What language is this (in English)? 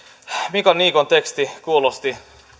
Finnish